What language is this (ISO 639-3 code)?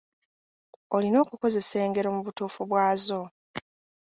lug